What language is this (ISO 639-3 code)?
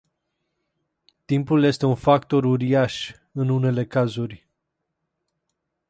ron